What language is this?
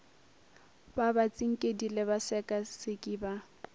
Northern Sotho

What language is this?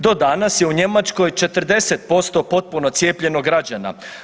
Croatian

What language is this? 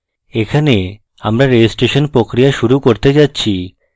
Bangla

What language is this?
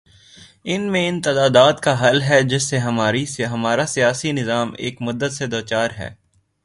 Urdu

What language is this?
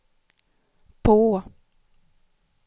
Swedish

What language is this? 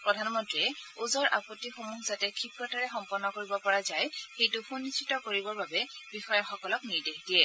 Assamese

